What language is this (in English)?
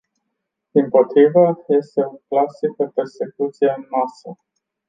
Romanian